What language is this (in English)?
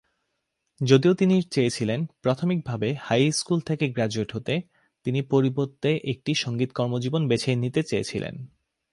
Bangla